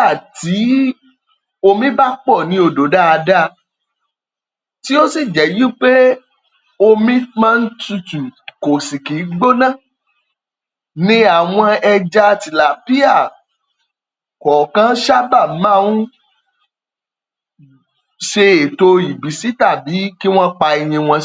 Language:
Yoruba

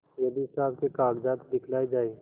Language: Hindi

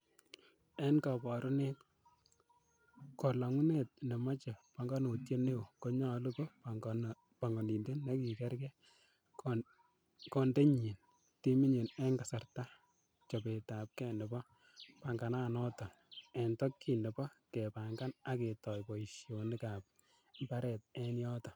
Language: Kalenjin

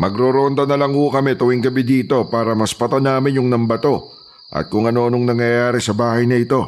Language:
Filipino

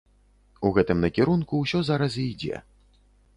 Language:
Belarusian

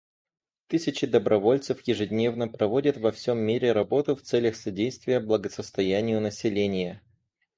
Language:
Russian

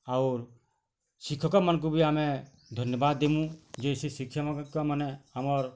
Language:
Odia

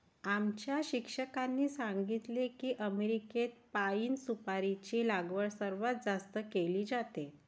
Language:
Marathi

